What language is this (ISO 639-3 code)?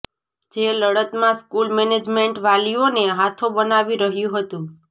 guj